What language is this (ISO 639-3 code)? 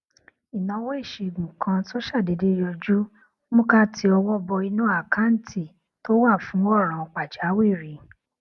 yor